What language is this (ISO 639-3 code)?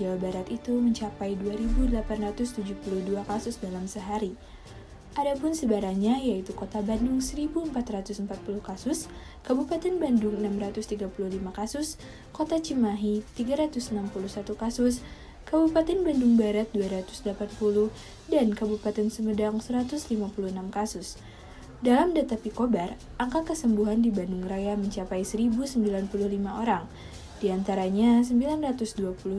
ind